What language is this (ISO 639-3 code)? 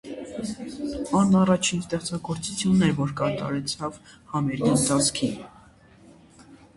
hye